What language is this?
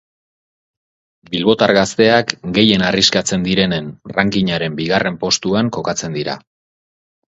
Basque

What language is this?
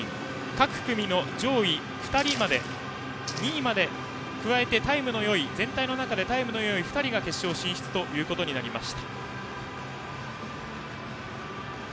Japanese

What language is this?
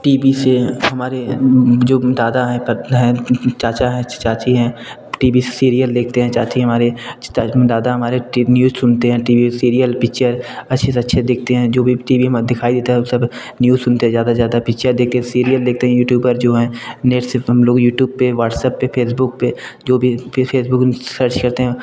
Hindi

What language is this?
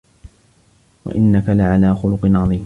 Arabic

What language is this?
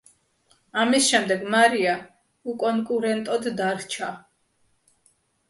Georgian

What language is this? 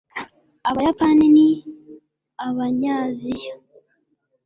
Kinyarwanda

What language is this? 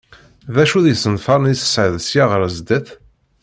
Kabyle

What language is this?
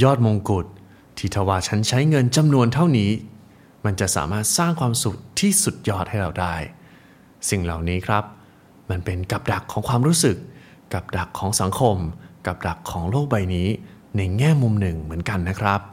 Thai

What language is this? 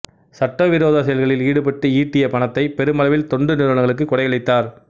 Tamil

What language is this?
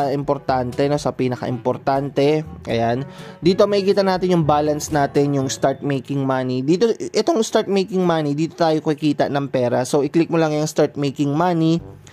Filipino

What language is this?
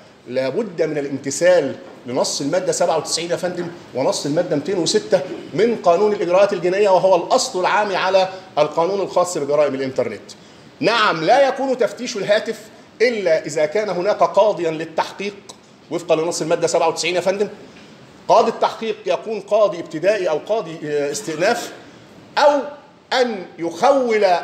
Arabic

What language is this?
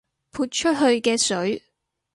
Cantonese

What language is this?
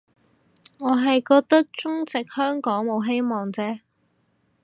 Cantonese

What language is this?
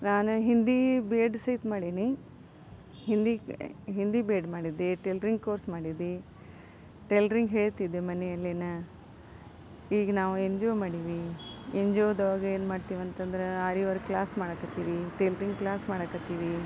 Kannada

